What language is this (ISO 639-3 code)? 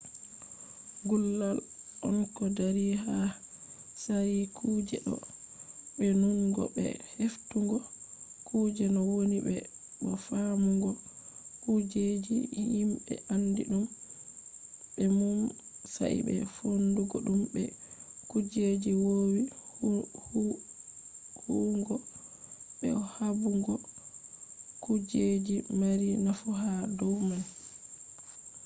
ful